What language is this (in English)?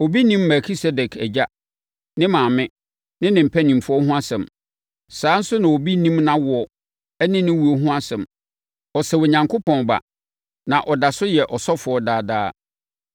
Akan